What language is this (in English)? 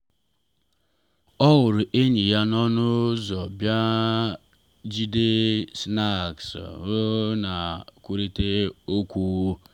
Igbo